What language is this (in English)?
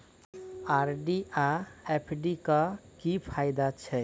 Maithili